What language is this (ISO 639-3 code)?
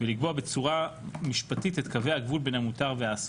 heb